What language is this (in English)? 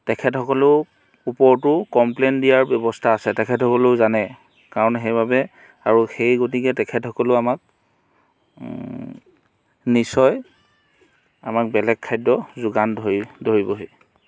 Assamese